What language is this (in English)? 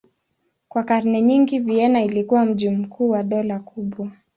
Swahili